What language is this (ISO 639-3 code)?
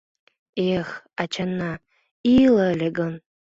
chm